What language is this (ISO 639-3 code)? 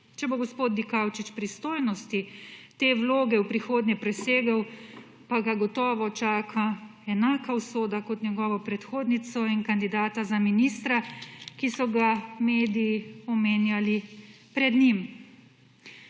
slv